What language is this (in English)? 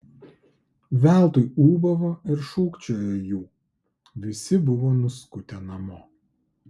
Lithuanian